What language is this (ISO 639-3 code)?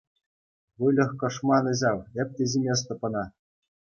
chv